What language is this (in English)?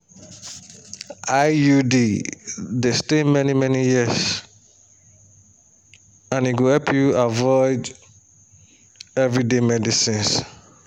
Nigerian Pidgin